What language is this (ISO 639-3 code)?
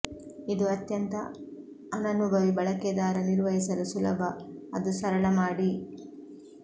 kan